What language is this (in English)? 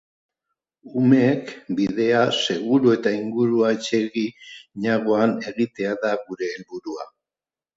Basque